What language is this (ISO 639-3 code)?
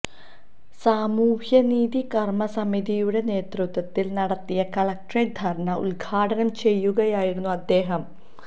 mal